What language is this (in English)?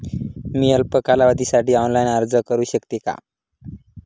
Marathi